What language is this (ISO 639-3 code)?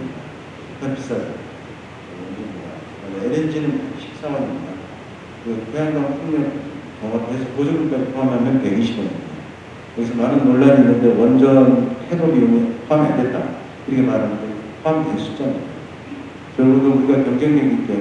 kor